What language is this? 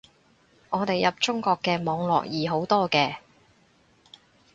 Cantonese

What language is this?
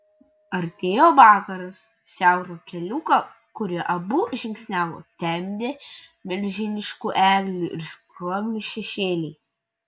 Lithuanian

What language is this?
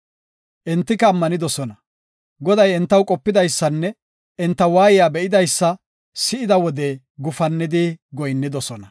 Gofa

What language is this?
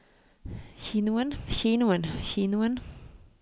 Norwegian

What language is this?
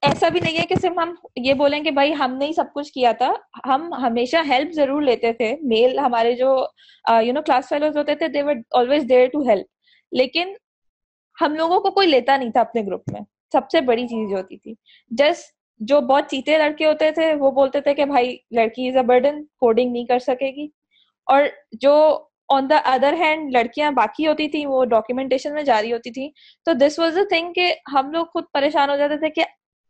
Urdu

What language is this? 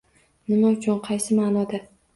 Uzbek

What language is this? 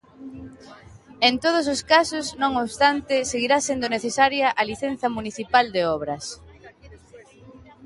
Galician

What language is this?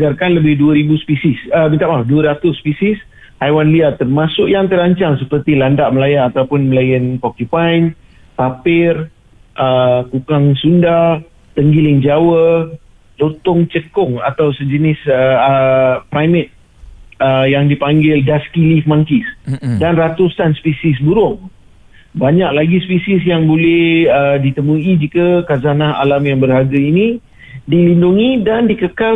Malay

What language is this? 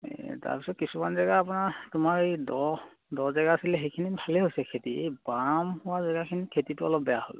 Assamese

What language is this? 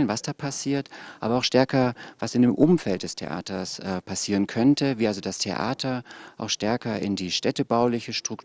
German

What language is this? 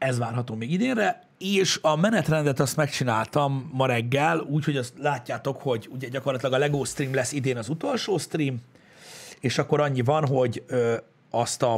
Hungarian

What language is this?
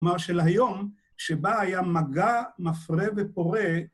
Hebrew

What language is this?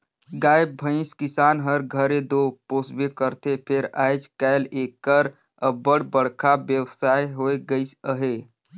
Chhattisgarhi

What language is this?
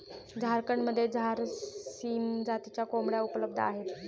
Marathi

